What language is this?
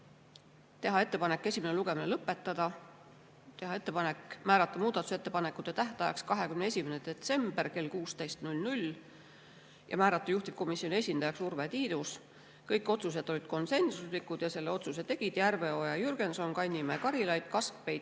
Estonian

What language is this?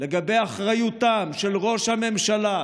Hebrew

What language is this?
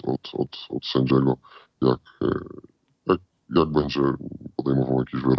Polish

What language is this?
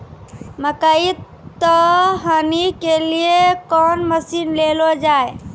Maithili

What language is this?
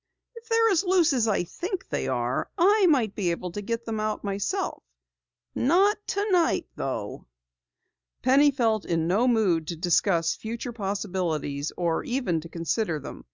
English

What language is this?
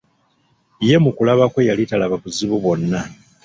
Ganda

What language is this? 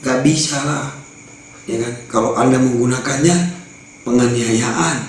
Indonesian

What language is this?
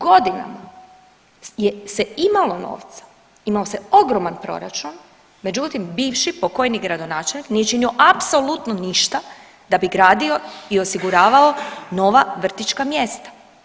Croatian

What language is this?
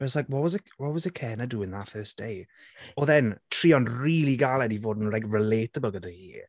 Welsh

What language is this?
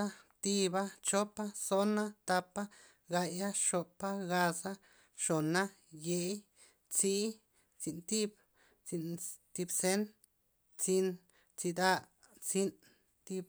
Loxicha Zapotec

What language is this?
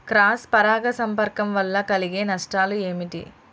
Telugu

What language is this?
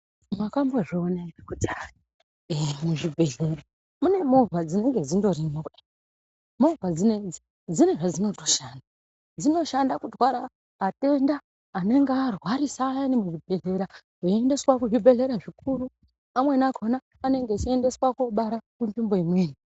Ndau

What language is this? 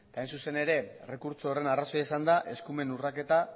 Basque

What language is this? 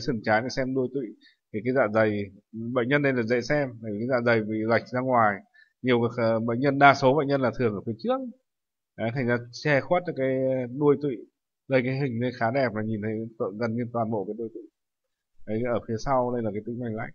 Vietnamese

